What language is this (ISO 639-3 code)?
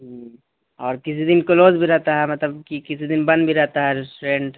urd